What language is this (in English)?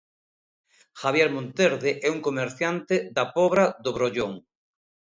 Galician